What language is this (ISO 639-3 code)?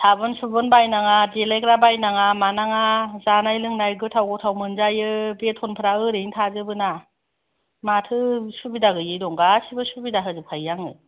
brx